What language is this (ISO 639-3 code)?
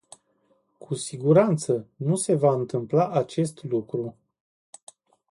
ron